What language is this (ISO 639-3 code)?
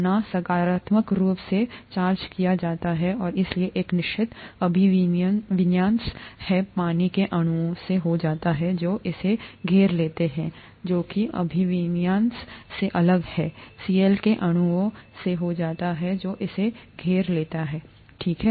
hin